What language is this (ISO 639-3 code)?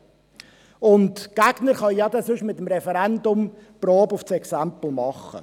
gsw